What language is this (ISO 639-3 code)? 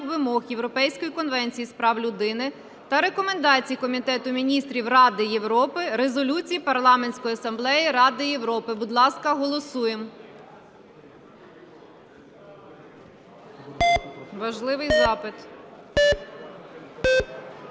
ukr